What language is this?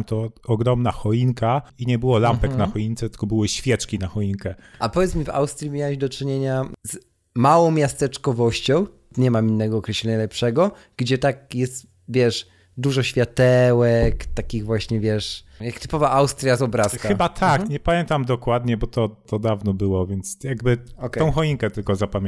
Polish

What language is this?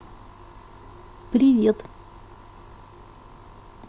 Russian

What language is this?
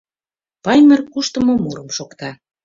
Mari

